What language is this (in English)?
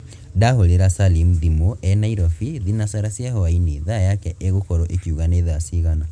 Kikuyu